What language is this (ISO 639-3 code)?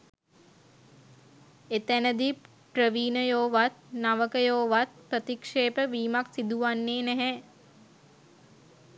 sin